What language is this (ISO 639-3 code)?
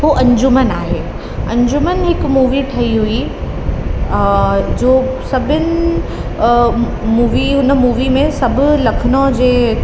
snd